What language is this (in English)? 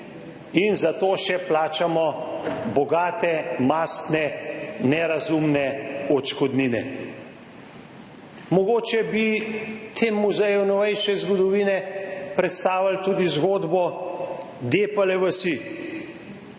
Slovenian